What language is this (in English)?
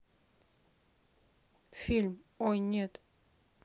Russian